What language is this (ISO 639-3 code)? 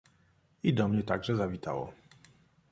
pol